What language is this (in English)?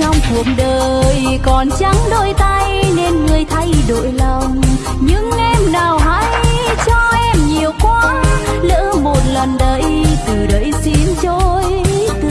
Vietnamese